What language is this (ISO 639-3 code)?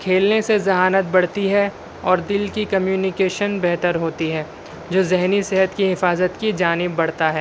urd